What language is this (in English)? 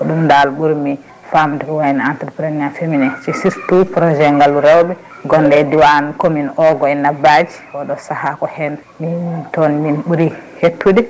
Fula